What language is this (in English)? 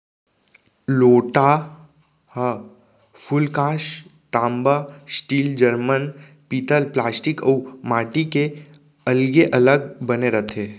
Chhattisgarhi